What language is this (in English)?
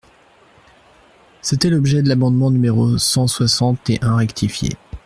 French